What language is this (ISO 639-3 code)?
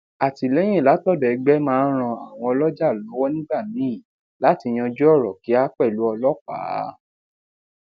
yor